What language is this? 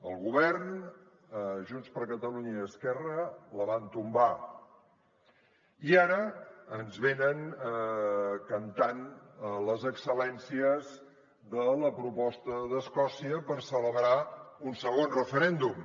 Catalan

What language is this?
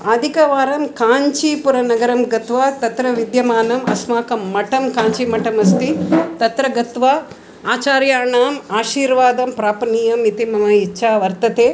Sanskrit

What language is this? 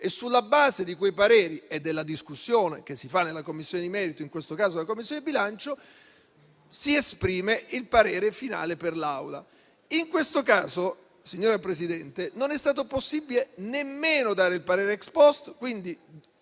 Italian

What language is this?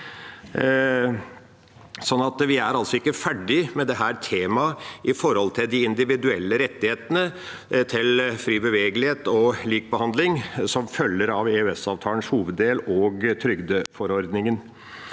Norwegian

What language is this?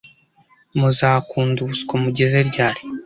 Kinyarwanda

